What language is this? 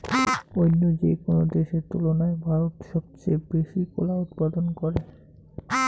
Bangla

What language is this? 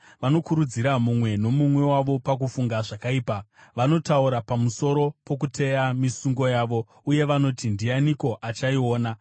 Shona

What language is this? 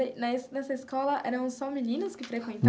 Portuguese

